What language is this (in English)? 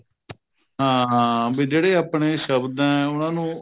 Punjabi